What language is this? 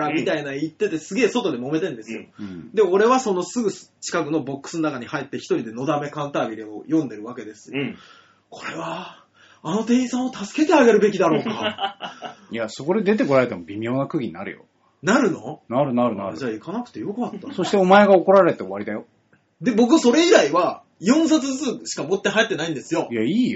Japanese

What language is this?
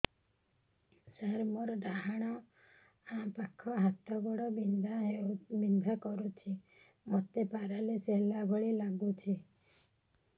Odia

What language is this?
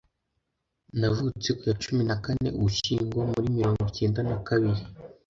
Kinyarwanda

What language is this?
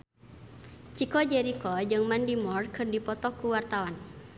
Sundanese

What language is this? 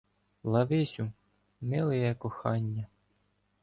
Ukrainian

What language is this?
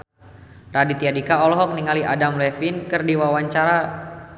Sundanese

